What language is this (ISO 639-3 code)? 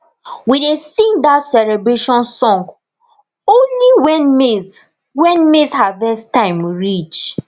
pcm